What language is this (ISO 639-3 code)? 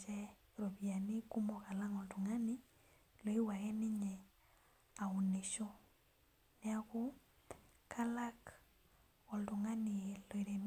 mas